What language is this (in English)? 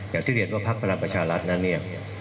Thai